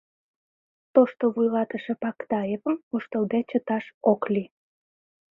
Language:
Mari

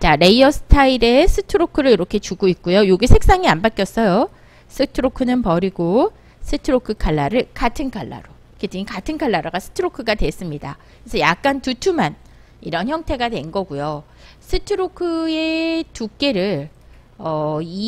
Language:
Korean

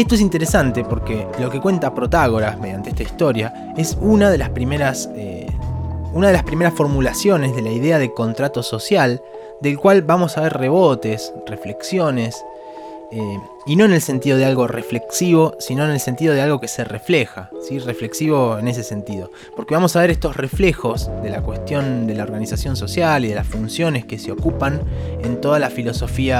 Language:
Spanish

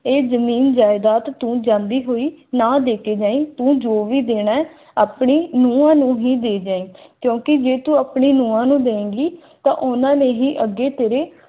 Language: Punjabi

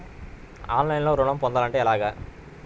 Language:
Telugu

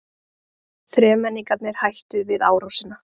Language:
Icelandic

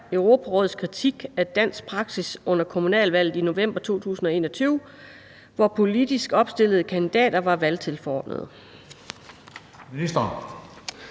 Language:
Danish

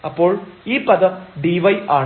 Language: Malayalam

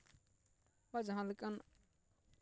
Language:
Santali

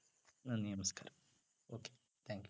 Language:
Malayalam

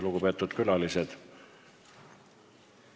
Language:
Estonian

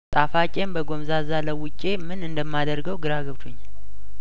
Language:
Amharic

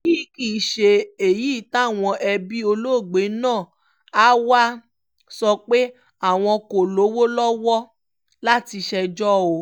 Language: Yoruba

